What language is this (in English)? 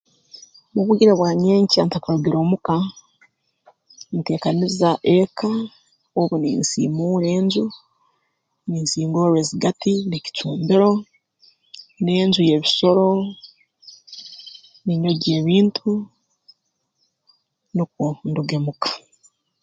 Tooro